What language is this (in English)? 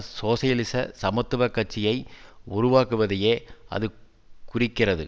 Tamil